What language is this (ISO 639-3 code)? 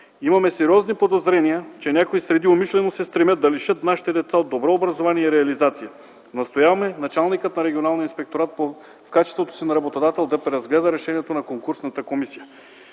bul